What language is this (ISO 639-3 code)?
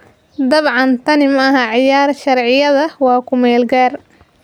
som